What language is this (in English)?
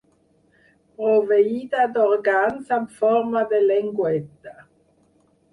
Catalan